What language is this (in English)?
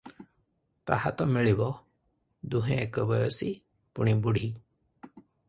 Odia